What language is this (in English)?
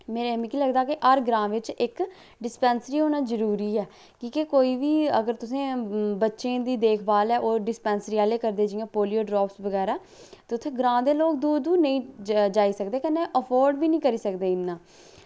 Dogri